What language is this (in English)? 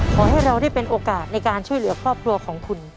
Thai